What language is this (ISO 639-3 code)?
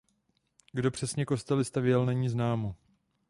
ces